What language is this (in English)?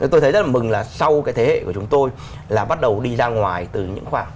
Vietnamese